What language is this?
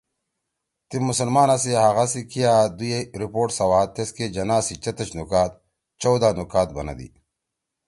Torwali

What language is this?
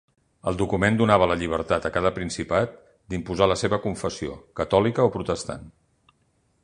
Catalan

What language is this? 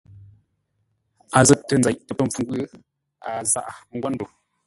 Ngombale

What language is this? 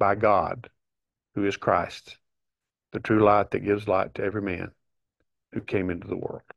English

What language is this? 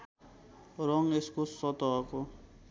Nepali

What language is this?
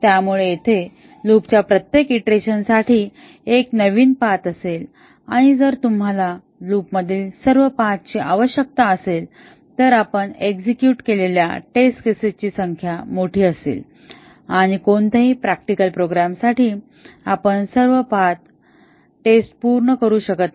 Marathi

